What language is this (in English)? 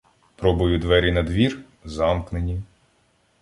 Ukrainian